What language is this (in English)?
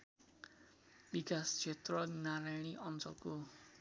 Nepali